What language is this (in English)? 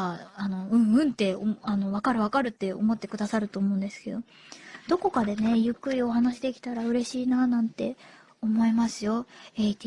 Japanese